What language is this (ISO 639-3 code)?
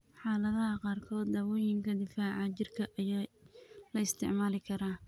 som